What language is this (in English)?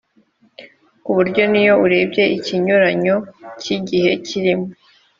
Kinyarwanda